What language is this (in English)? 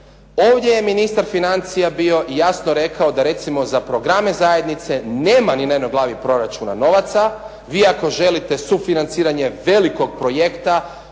Croatian